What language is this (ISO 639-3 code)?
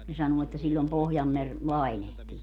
fin